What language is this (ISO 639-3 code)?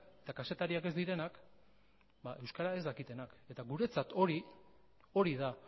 eus